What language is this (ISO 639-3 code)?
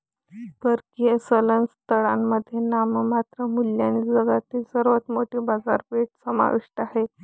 mar